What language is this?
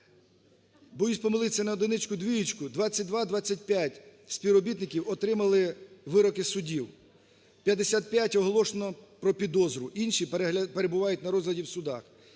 Ukrainian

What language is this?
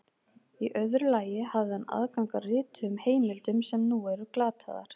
Icelandic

